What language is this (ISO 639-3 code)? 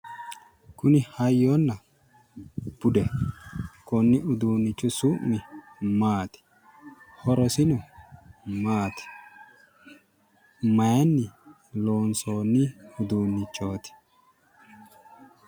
sid